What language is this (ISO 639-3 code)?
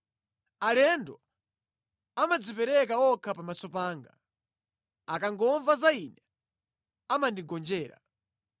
nya